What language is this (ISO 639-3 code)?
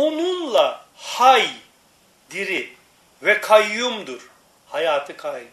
tur